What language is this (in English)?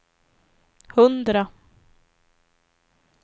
Swedish